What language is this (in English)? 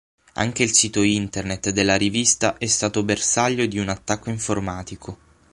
Italian